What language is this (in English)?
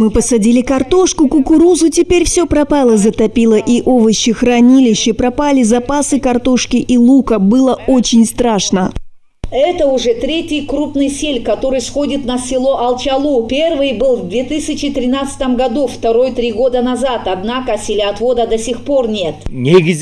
Russian